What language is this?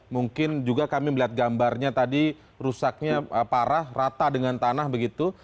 Indonesian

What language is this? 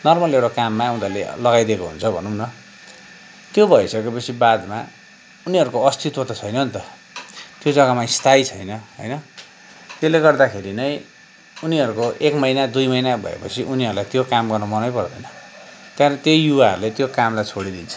Nepali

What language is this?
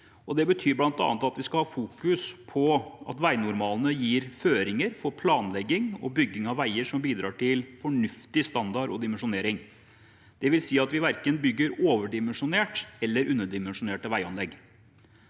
Norwegian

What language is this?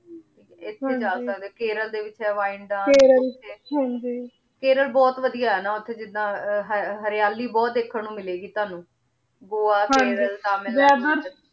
Punjabi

